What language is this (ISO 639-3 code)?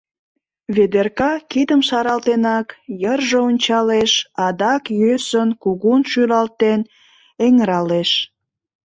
chm